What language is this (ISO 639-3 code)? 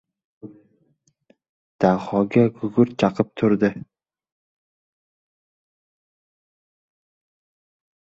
uzb